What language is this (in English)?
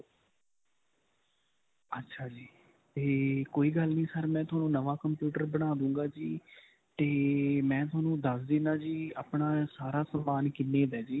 Punjabi